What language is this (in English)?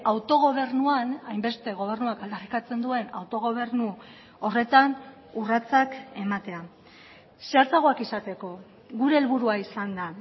Basque